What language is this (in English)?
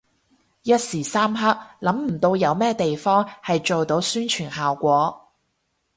Cantonese